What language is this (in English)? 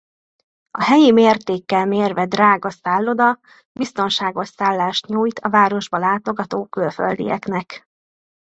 Hungarian